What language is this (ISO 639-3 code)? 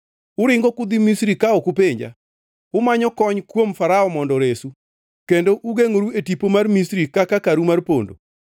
luo